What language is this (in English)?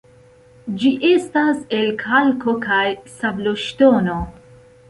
Esperanto